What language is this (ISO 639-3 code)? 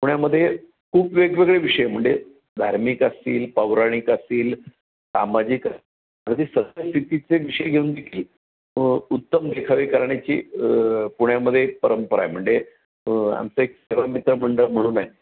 mar